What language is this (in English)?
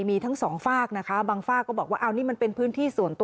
Thai